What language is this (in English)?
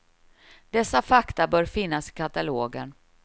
Swedish